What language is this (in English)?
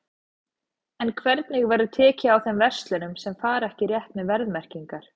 Icelandic